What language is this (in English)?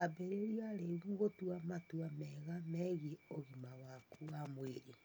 Kikuyu